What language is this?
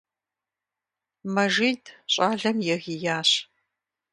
Kabardian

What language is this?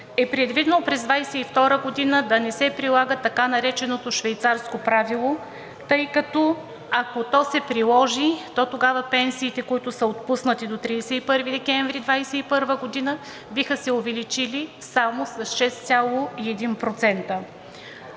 Bulgarian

